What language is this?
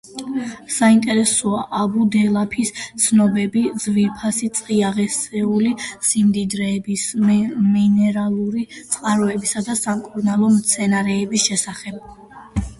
Georgian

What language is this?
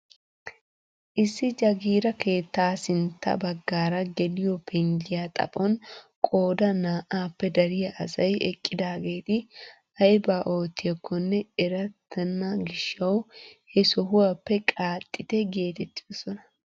Wolaytta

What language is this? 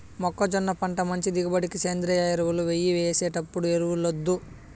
Telugu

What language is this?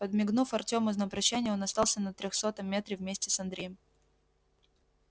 Russian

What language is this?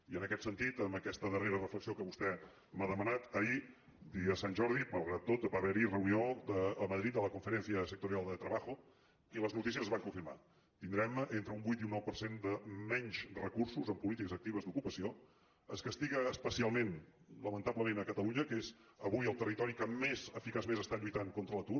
Catalan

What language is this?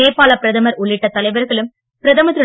Tamil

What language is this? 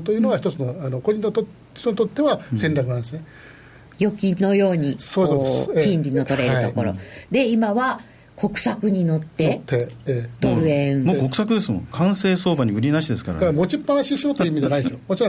Japanese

